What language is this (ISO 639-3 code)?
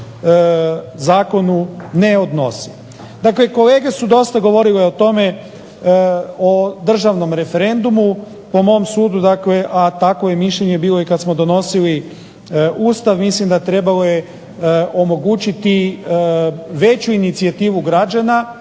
hrv